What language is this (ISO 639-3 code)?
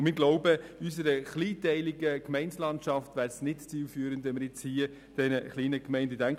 gsw